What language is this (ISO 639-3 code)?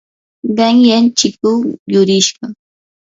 qur